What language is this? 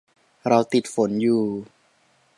Thai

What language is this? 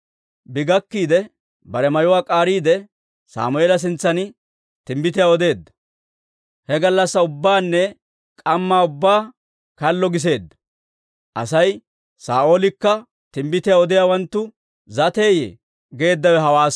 Dawro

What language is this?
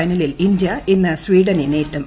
Malayalam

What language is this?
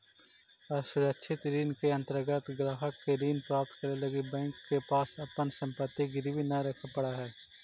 Magahi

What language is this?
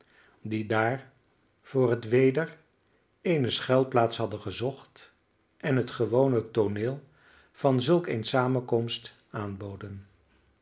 Dutch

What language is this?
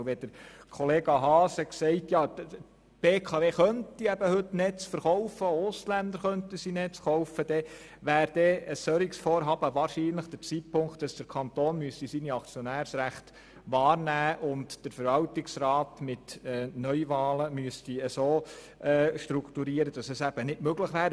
Swiss German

